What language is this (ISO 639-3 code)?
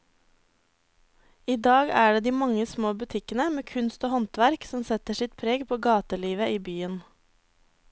nor